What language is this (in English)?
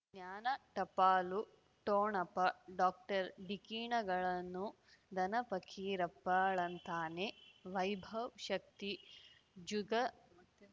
Kannada